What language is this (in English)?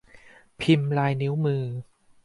Thai